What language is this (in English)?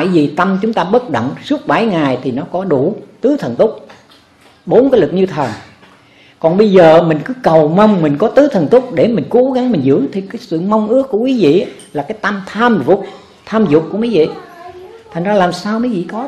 Vietnamese